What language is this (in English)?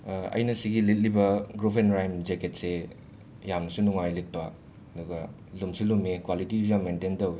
Manipuri